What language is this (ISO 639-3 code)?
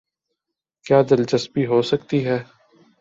urd